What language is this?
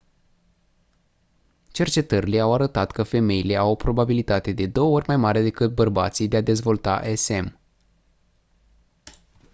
Romanian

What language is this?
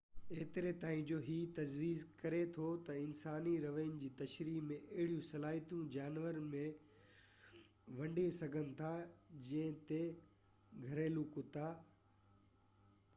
Sindhi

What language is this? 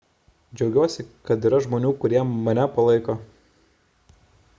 Lithuanian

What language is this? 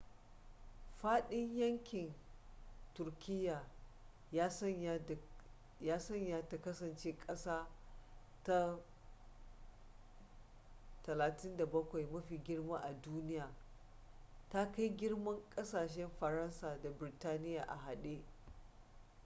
Hausa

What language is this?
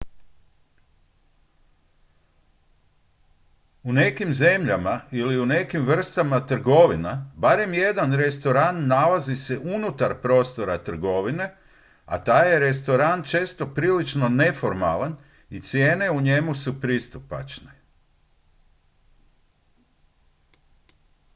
Croatian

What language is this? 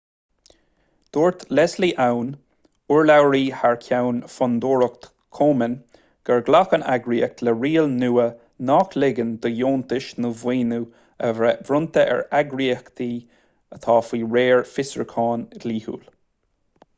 Irish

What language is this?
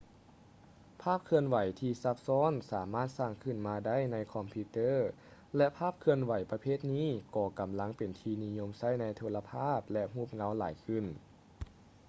Lao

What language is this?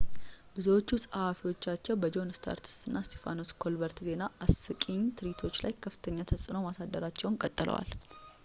Amharic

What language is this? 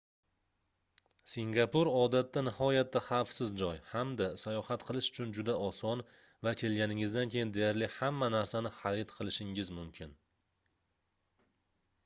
Uzbek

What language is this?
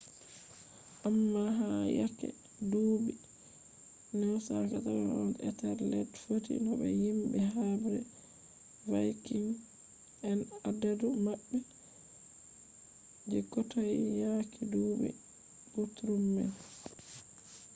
Fula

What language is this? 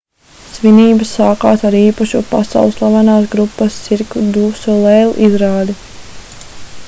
Latvian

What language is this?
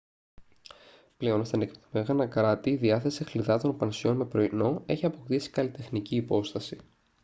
Greek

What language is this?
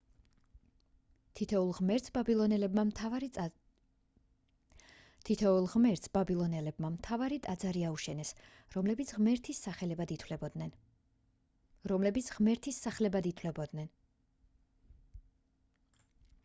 Georgian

